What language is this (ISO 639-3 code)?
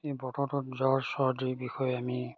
asm